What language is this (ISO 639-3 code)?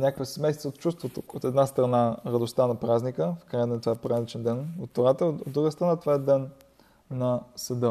bul